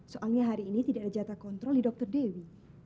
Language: Indonesian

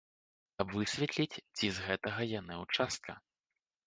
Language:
Belarusian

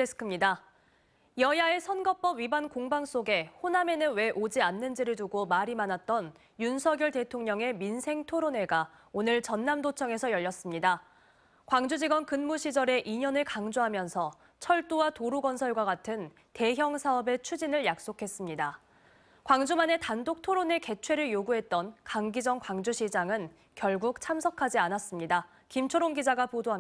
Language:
Korean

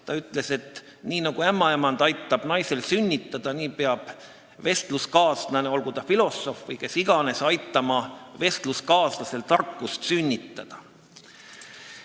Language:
Estonian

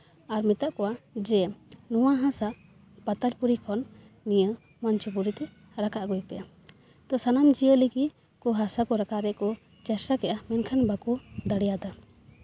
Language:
Santali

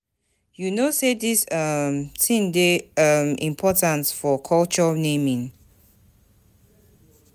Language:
Nigerian Pidgin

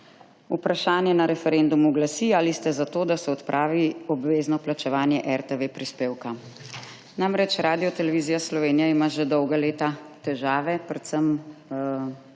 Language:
Slovenian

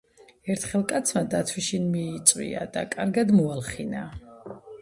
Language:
Georgian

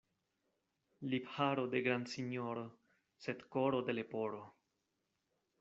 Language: Esperanto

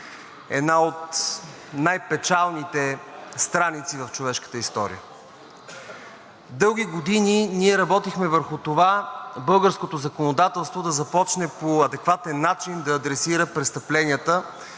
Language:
Bulgarian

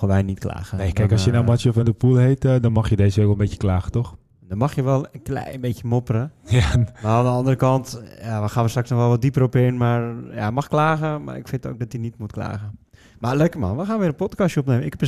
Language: Dutch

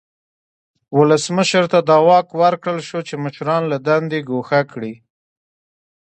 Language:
Pashto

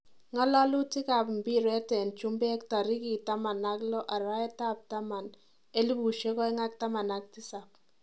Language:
Kalenjin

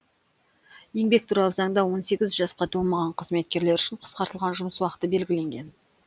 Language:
Kazakh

